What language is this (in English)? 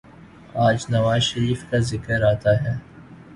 Urdu